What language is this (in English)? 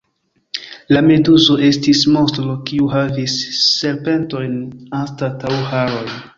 Esperanto